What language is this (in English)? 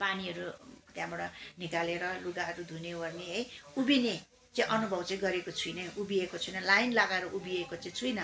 Nepali